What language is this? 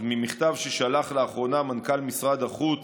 Hebrew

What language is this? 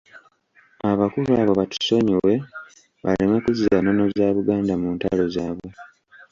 Ganda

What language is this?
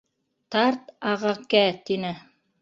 Bashkir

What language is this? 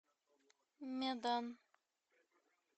Russian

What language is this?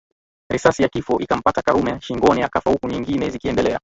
Swahili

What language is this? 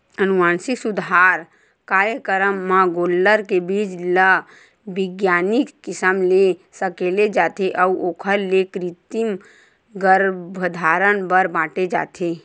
Chhattisgarhi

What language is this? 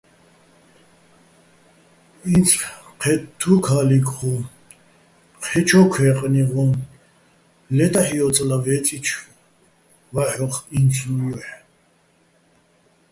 Bats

